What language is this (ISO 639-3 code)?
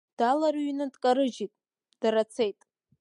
abk